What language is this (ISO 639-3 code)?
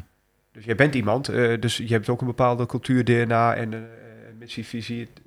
nld